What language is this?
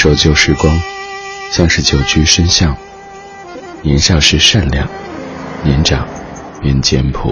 Chinese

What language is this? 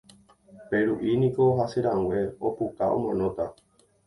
Guarani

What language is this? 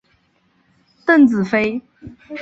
Chinese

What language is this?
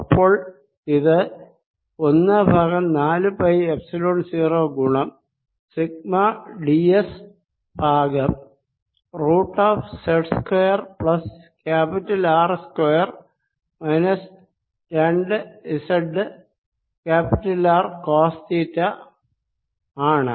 Malayalam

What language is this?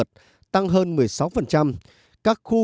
Vietnamese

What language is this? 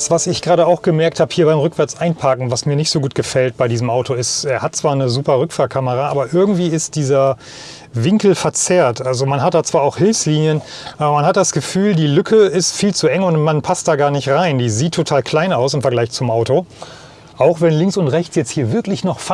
German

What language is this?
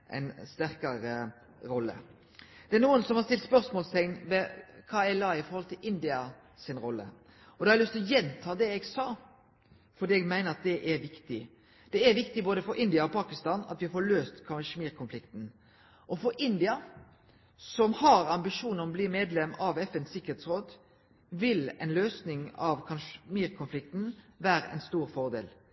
Norwegian Nynorsk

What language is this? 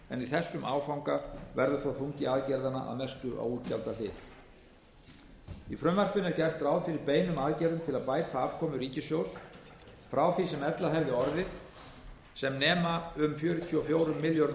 Icelandic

